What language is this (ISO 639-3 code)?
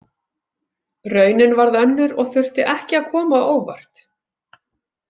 isl